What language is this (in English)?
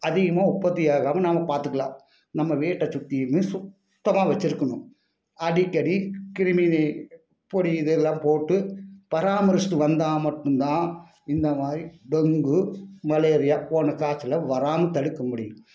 Tamil